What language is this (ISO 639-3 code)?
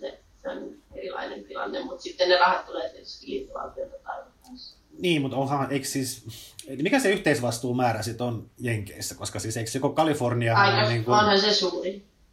fin